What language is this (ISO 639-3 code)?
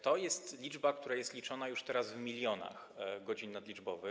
pol